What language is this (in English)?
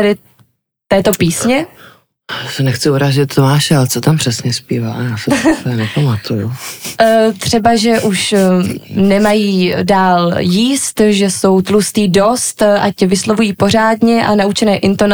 Czech